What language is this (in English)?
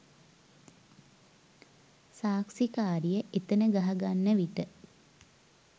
Sinhala